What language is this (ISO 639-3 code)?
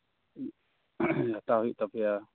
sat